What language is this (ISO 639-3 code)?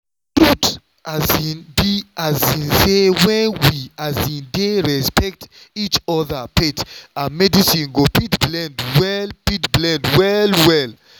pcm